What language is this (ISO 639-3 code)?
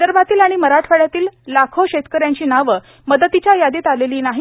mar